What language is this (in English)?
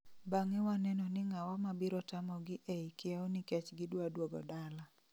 Luo (Kenya and Tanzania)